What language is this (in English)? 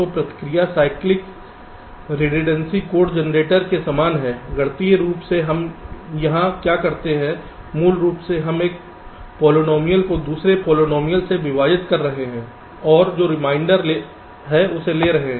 Hindi